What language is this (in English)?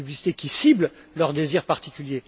French